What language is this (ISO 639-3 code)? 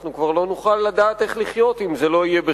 heb